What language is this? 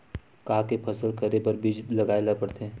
Chhattisgarhi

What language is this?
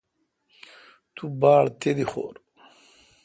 Kalkoti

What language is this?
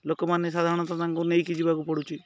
Odia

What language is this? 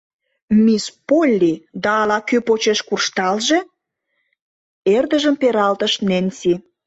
Mari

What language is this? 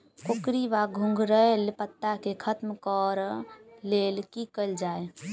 Maithili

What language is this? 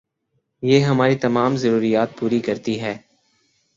Urdu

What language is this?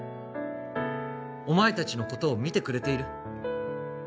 Japanese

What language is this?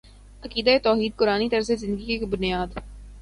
Urdu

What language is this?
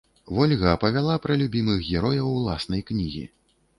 Belarusian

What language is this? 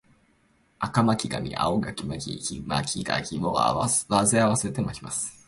Japanese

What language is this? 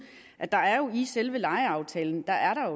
Danish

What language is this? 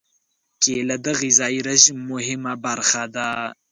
Pashto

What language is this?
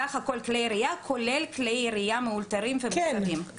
Hebrew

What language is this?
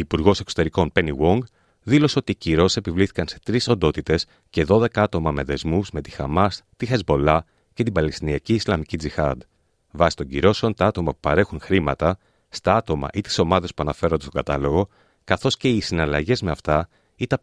Greek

